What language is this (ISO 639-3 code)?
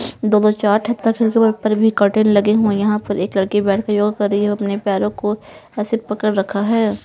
hin